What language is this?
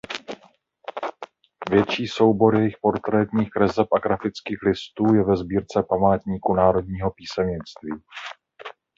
Czech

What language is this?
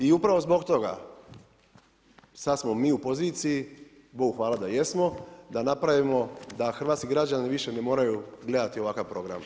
Croatian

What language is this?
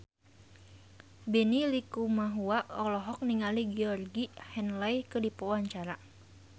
Sundanese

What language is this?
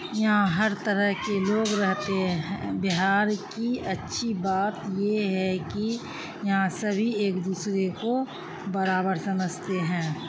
Urdu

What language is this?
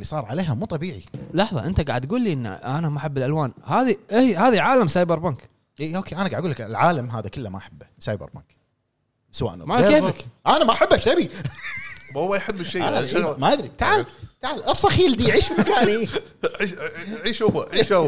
Arabic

